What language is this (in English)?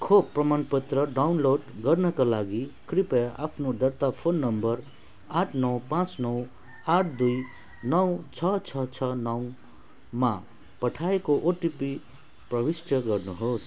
Nepali